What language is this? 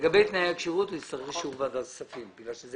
Hebrew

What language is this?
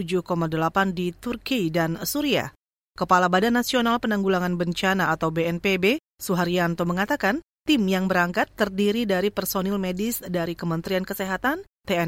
Indonesian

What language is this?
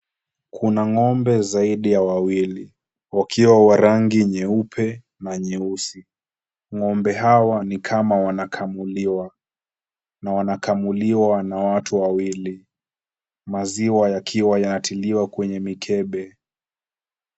Swahili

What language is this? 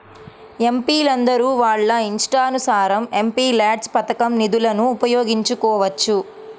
Telugu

